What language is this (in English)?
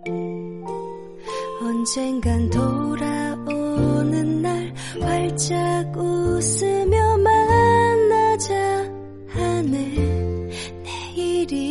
Chinese